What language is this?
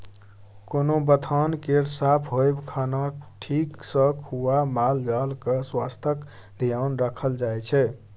Maithili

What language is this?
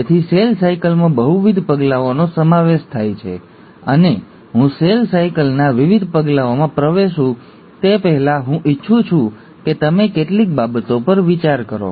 Gujarati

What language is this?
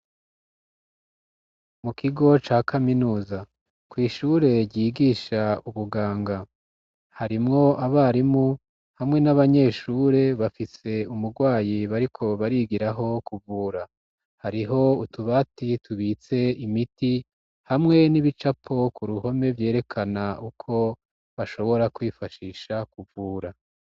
Rundi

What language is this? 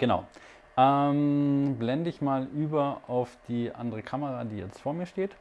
German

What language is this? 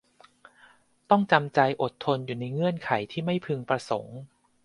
Thai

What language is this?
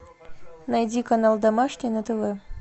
Russian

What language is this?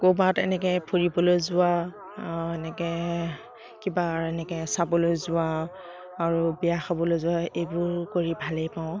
Assamese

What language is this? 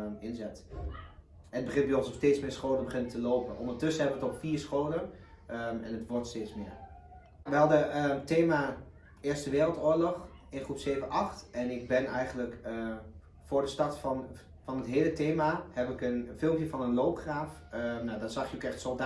Dutch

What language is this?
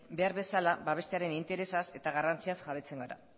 Basque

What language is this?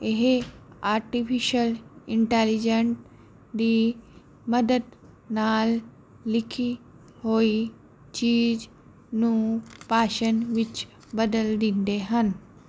Punjabi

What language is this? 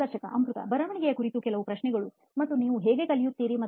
Kannada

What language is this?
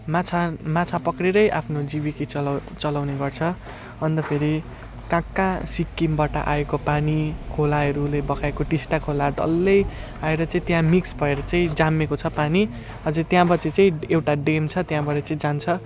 Nepali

